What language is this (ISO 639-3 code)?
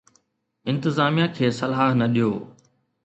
snd